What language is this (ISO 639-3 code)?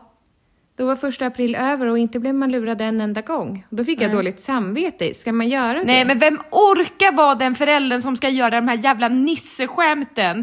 swe